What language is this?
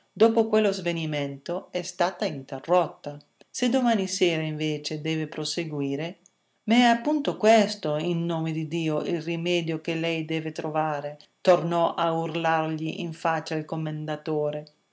Italian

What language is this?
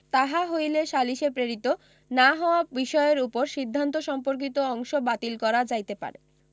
Bangla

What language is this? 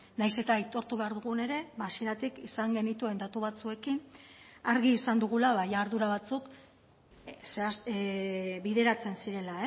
Basque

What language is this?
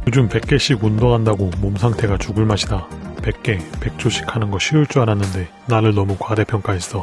Korean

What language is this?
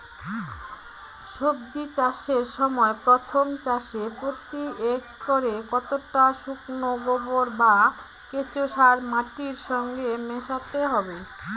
Bangla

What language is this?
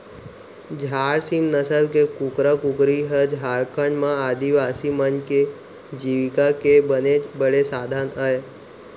Chhattisgarhi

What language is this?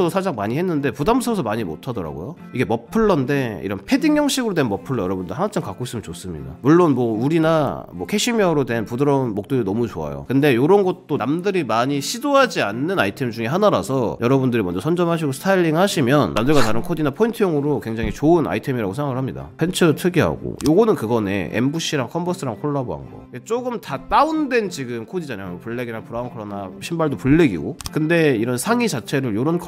Korean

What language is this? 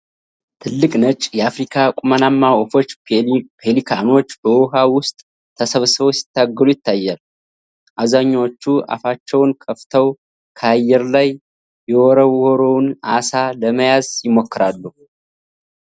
Amharic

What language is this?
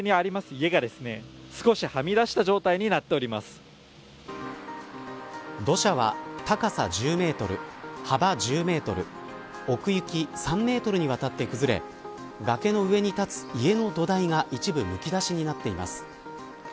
Japanese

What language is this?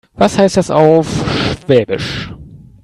German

